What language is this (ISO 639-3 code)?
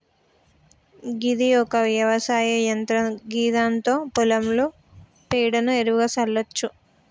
tel